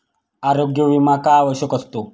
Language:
Marathi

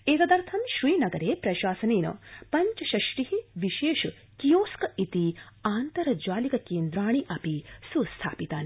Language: Sanskrit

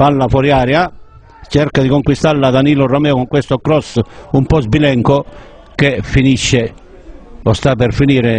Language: Italian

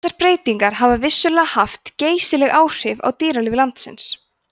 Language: Icelandic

